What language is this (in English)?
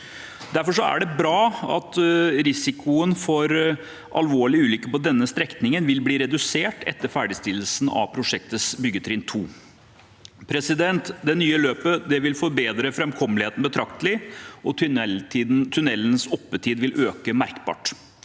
Norwegian